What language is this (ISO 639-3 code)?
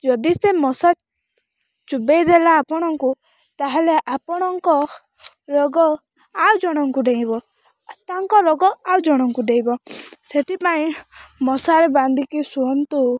ori